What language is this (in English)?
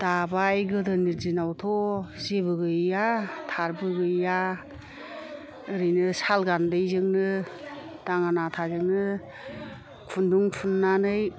Bodo